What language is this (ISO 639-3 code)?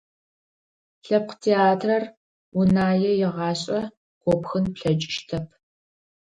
ady